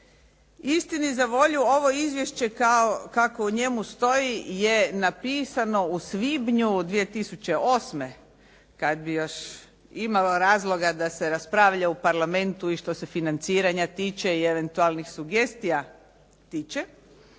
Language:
Croatian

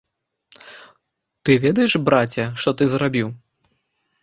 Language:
Belarusian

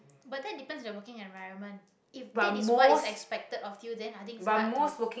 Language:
English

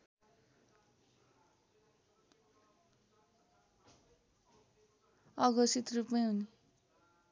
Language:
Nepali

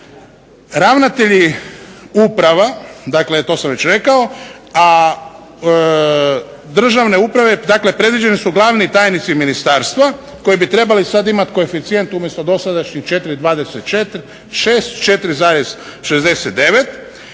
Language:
Croatian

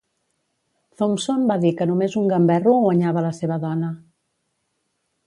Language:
Catalan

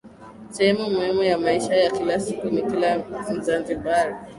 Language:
Swahili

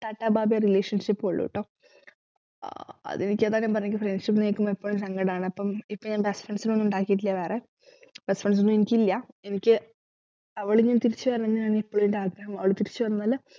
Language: Malayalam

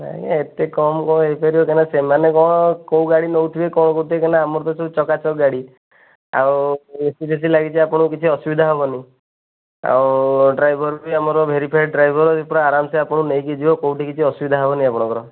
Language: Odia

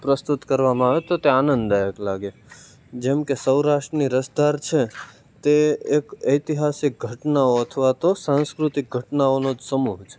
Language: Gujarati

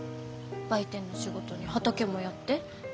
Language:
Japanese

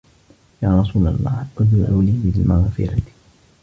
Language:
Arabic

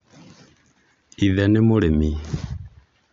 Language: Kikuyu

